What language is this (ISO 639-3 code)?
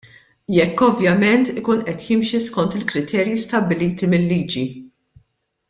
mlt